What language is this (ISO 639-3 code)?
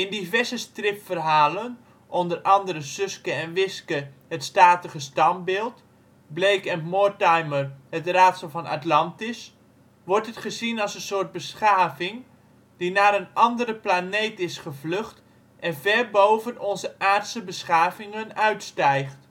nld